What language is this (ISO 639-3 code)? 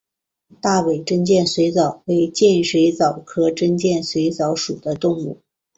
zho